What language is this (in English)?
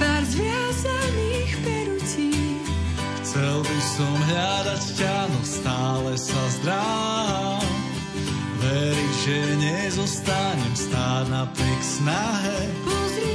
Slovak